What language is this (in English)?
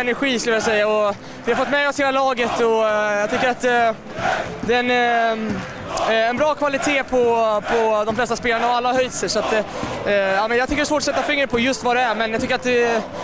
Swedish